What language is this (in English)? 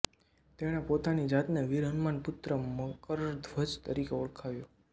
Gujarati